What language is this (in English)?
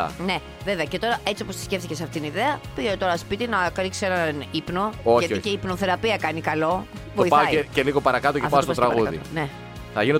Greek